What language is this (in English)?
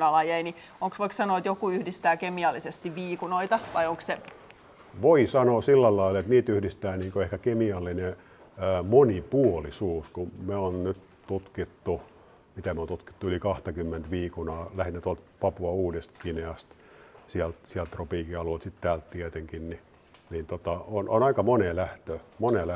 Finnish